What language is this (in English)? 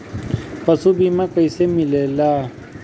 Bhojpuri